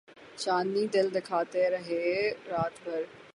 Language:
Urdu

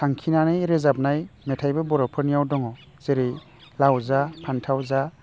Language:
Bodo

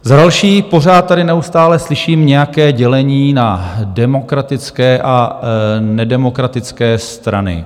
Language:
Czech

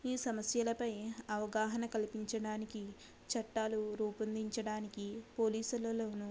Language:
Telugu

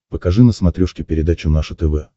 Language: Russian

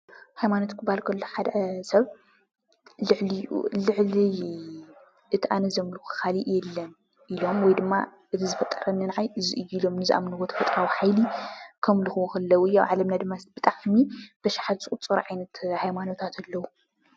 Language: Tigrinya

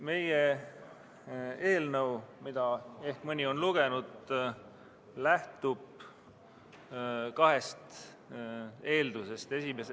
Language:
Estonian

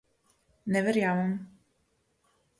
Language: Slovenian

